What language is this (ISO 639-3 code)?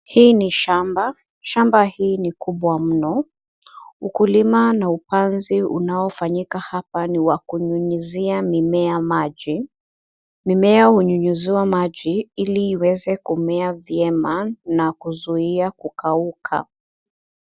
swa